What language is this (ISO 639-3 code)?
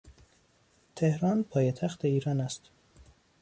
fas